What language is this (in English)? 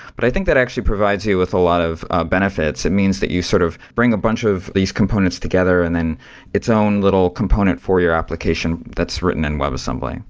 English